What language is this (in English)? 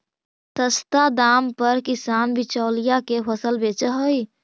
Magahi